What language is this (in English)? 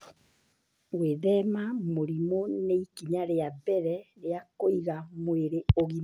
Kikuyu